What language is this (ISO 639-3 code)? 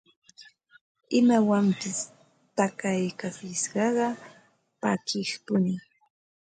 qva